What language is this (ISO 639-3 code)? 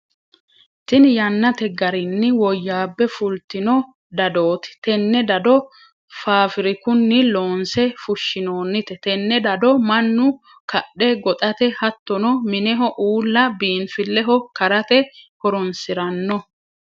sid